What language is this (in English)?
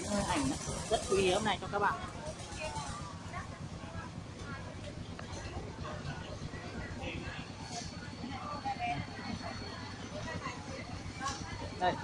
Vietnamese